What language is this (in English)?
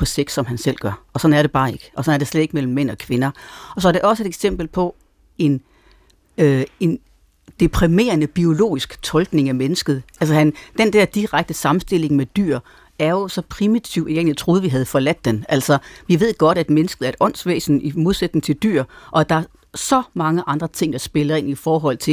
Danish